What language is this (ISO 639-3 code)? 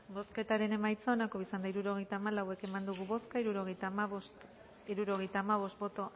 eus